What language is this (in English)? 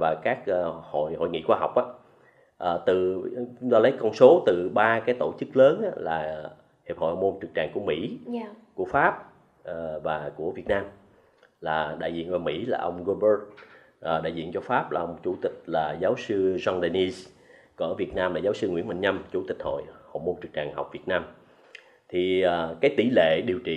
Vietnamese